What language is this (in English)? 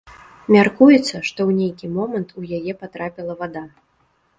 Belarusian